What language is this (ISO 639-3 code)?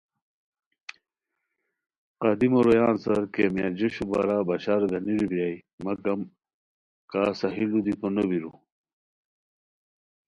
khw